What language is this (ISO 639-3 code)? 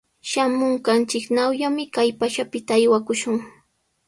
qws